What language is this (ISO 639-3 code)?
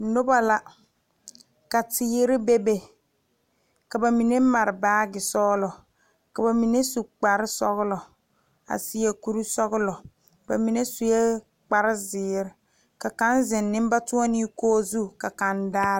dga